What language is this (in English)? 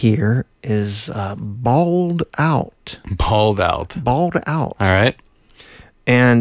English